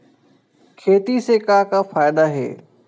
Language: Chhattisgarhi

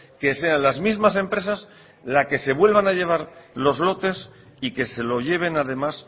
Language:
Spanish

